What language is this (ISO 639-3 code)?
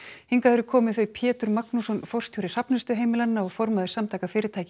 isl